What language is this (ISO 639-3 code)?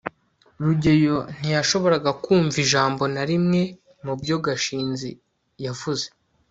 kin